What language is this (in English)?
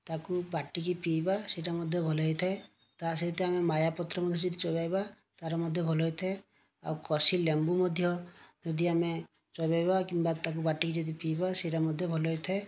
Odia